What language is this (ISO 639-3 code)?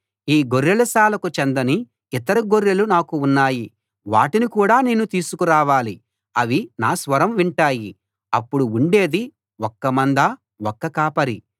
tel